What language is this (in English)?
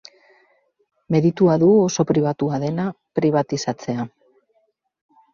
Basque